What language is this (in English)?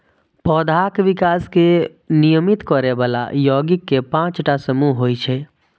Maithili